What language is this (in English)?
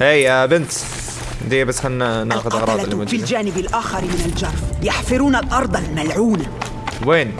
Arabic